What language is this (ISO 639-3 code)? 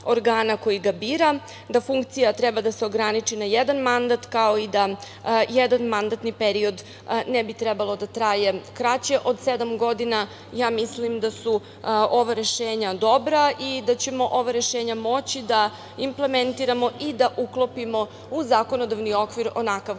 srp